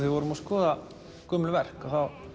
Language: Icelandic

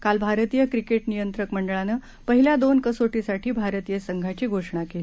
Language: Marathi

